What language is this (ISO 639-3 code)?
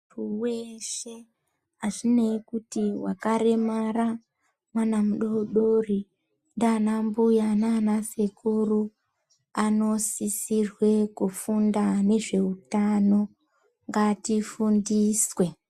ndc